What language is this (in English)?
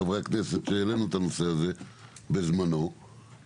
Hebrew